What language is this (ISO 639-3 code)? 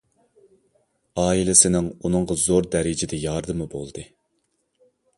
uig